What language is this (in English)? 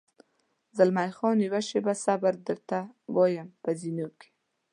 Pashto